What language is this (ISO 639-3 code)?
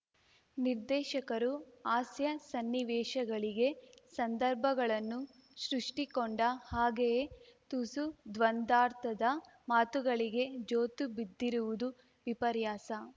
kan